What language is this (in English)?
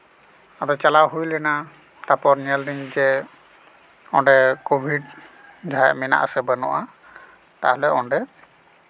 Santali